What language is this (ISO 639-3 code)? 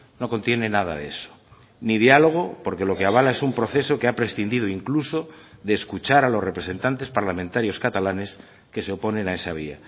spa